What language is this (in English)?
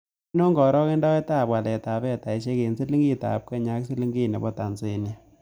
Kalenjin